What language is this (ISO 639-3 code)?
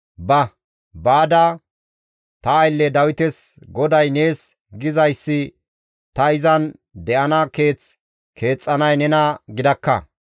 gmv